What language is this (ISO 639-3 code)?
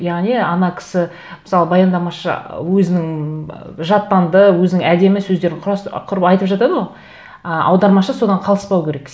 kaz